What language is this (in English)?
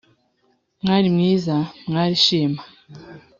Kinyarwanda